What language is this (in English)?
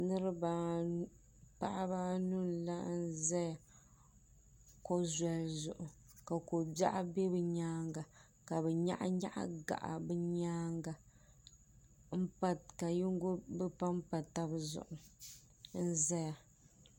Dagbani